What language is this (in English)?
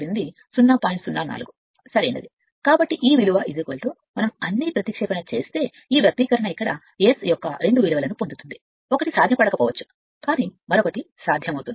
Telugu